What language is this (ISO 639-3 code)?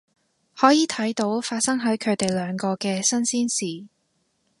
yue